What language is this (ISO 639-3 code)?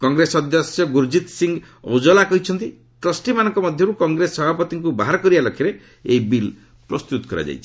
ori